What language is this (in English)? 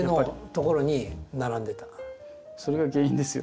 Japanese